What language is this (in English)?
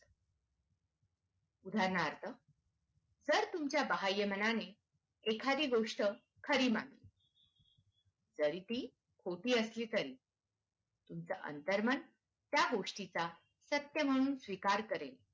Marathi